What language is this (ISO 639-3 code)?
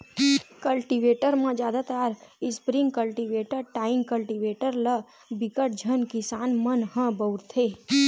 hne